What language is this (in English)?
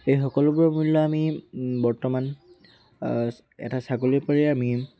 Assamese